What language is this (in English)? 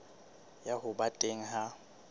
Southern Sotho